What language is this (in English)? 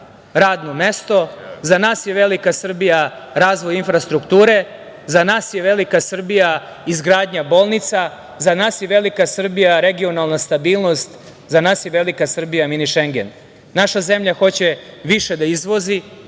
Serbian